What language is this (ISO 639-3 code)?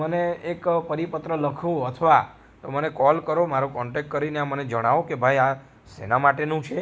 guj